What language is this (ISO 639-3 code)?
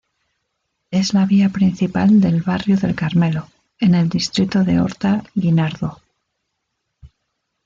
spa